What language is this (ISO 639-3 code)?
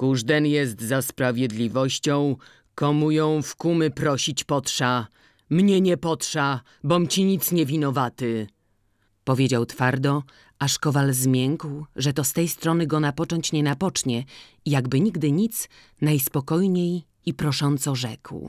pol